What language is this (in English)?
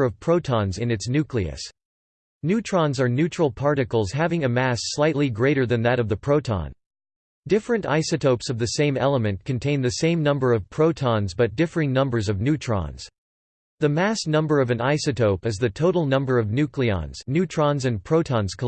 English